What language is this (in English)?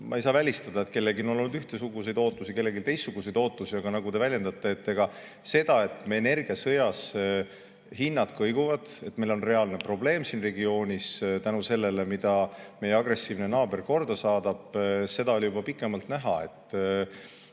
Estonian